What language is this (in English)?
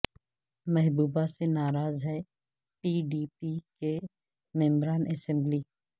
Urdu